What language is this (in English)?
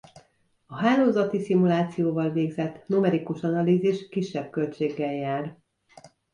Hungarian